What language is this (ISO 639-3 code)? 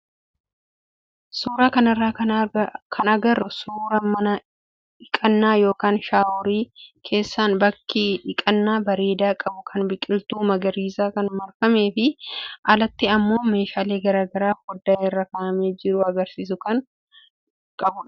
orm